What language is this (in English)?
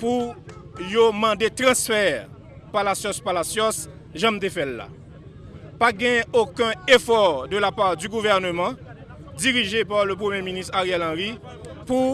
French